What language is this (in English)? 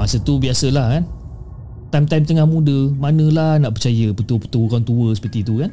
Malay